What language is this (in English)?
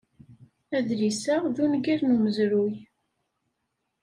Kabyle